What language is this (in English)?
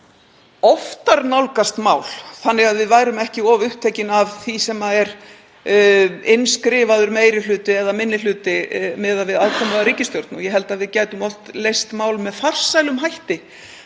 Icelandic